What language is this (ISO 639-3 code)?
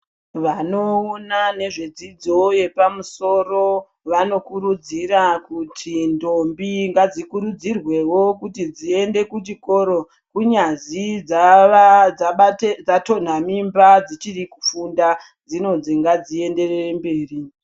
ndc